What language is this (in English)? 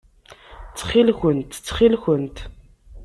Kabyle